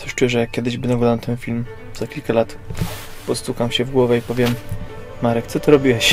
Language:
Polish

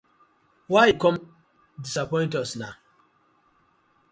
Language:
Nigerian Pidgin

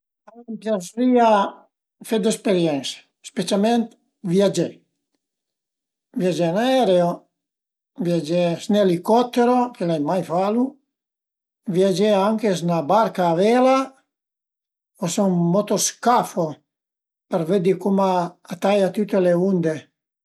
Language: Piedmontese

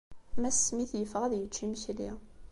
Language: Kabyle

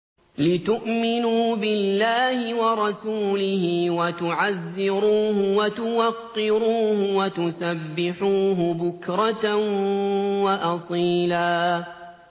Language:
Arabic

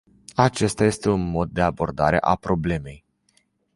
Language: Romanian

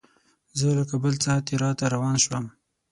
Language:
Pashto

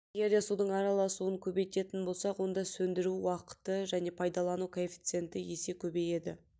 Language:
Kazakh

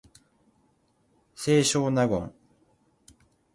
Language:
Japanese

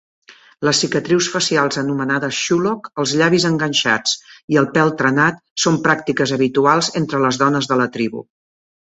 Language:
Catalan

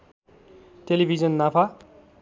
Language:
Nepali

